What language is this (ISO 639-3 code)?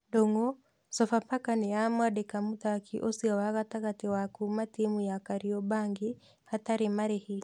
kik